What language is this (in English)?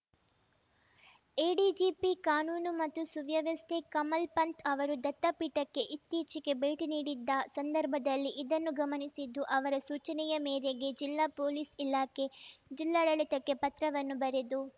Kannada